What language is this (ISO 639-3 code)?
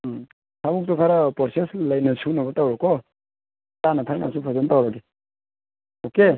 mni